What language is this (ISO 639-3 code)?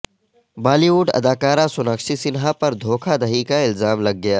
urd